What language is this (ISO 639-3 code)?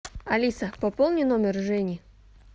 rus